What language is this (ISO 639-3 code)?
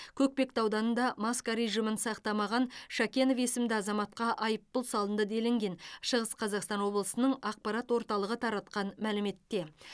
kaz